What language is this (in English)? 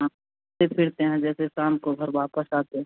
Hindi